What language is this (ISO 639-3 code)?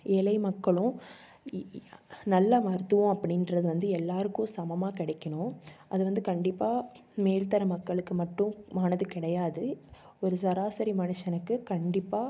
tam